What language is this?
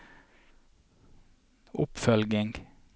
Norwegian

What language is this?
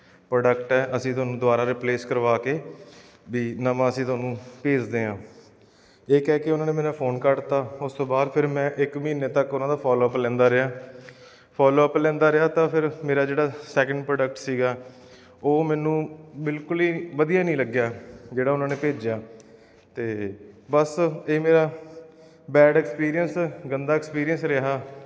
Punjabi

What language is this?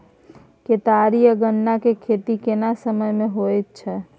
Maithili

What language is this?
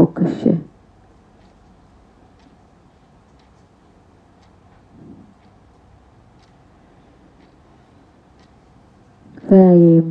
Hebrew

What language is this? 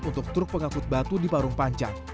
Indonesian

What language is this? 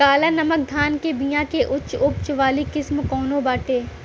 Bhojpuri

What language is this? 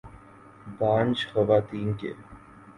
Urdu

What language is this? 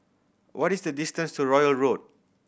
English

